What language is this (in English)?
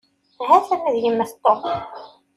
Kabyle